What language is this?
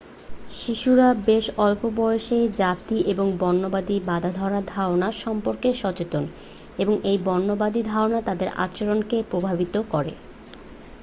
Bangla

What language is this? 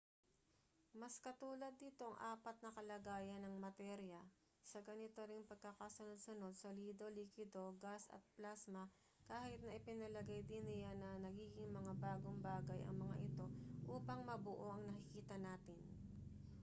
Filipino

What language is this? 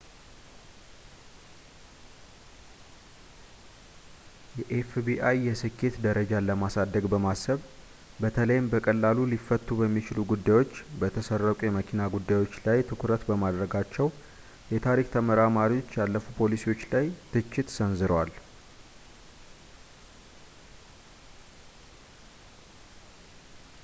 Amharic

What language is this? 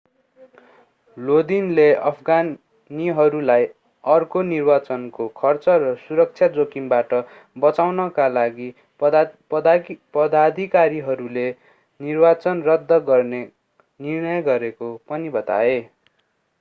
Nepali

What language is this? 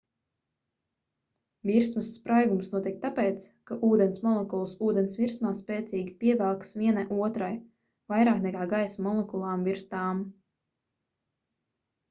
Latvian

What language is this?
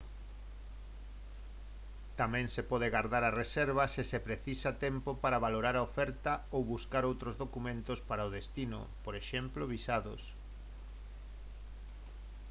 Galician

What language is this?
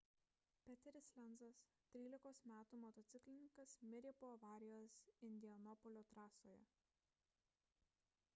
Lithuanian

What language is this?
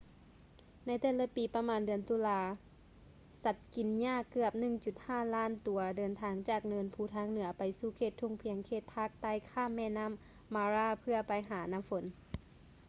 Lao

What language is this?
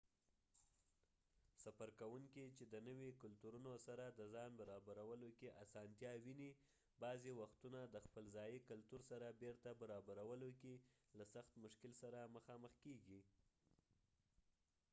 Pashto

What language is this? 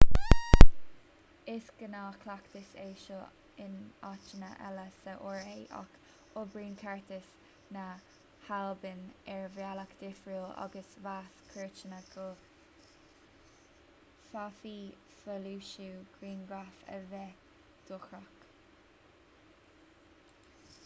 Irish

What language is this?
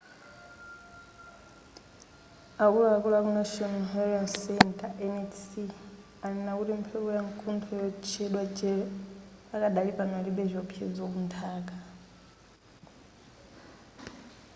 Nyanja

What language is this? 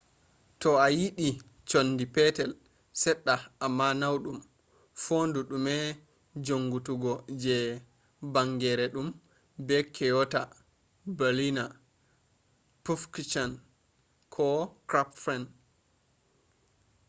Fula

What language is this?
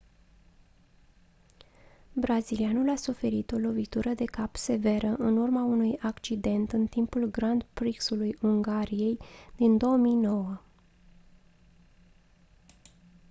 Romanian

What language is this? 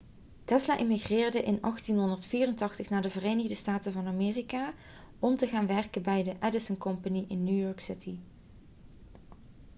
Dutch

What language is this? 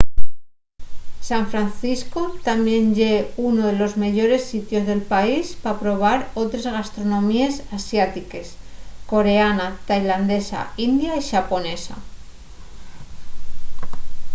Asturian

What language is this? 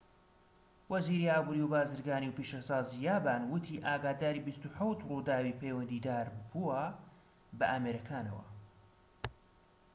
Central Kurdish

